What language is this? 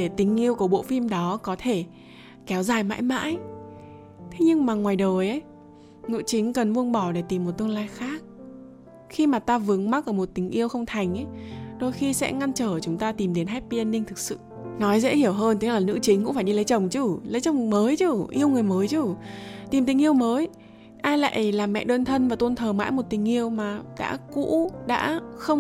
Vietnamese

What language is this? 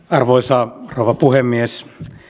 Finnish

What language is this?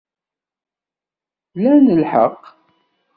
Kabyle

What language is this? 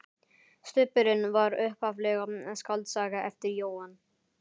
Icelandic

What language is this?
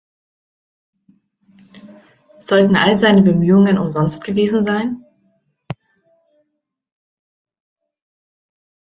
German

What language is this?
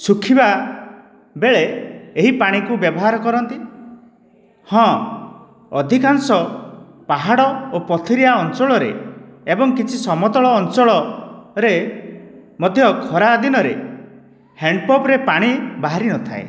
Odia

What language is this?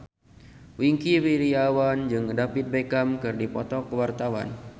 Sundanese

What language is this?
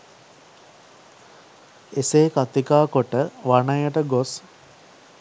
Sinhala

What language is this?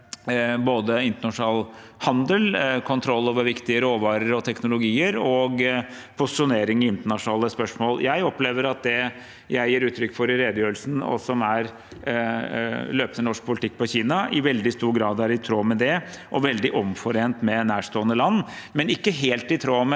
Norwegian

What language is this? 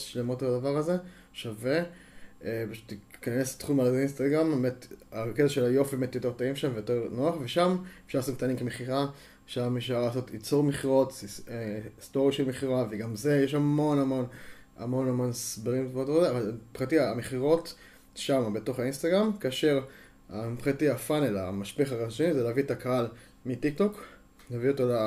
Hebrew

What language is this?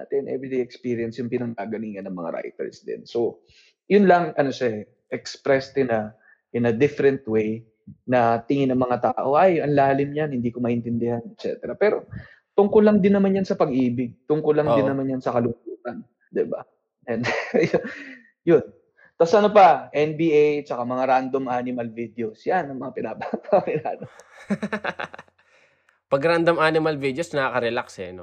Filipino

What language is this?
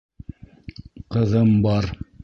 Bashkir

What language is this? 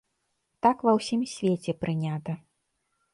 Belarusian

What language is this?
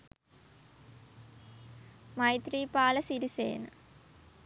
Sinhala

